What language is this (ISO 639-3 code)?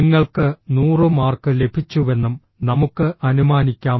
mal